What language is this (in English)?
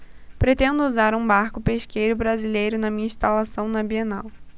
Portuguese